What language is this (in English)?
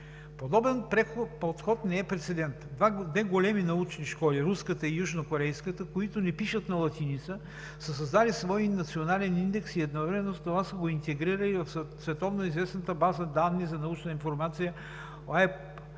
Bulgarian